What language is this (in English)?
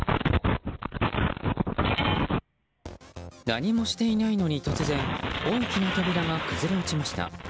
Japanese